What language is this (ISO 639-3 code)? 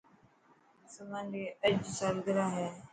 mki